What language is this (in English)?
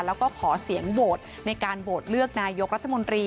Thai